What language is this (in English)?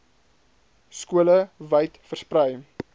Afrikaans